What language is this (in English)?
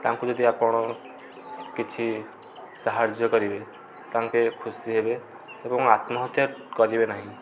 Odia